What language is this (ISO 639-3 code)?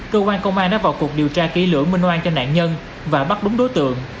vie